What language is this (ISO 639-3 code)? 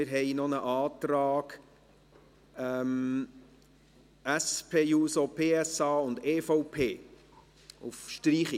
gsw